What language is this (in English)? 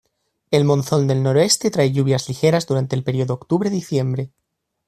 Spanish